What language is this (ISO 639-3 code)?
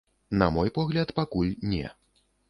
bel